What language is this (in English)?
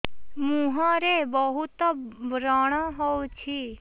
Odia